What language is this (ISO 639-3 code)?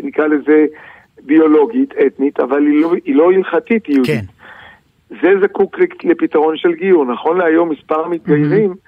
heb